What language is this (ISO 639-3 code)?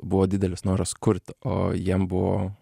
lit